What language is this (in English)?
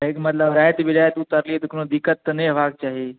Maithili